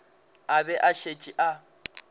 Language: Northern Sotho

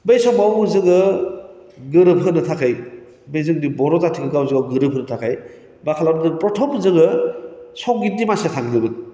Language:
Bodo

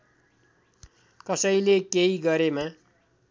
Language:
Nepali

